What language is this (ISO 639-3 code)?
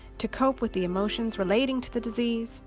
eng